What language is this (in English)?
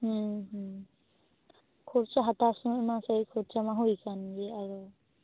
Santali